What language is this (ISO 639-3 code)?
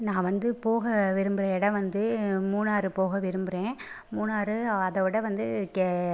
tam